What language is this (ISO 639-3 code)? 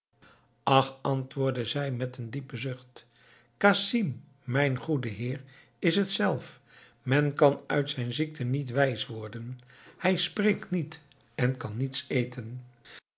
nld